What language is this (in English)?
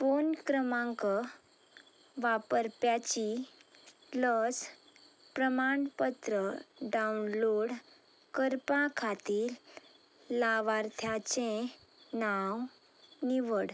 Konkani